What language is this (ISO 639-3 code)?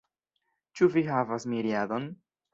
epo